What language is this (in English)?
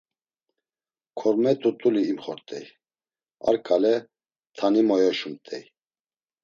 Laz